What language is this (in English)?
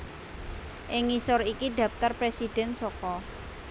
Javanese